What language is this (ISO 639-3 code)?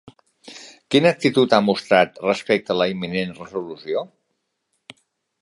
cat